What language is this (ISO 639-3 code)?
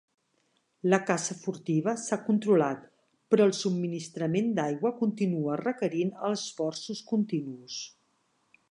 cat